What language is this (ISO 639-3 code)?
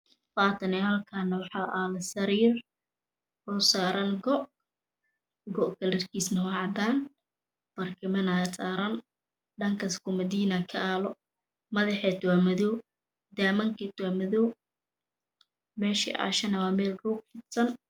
som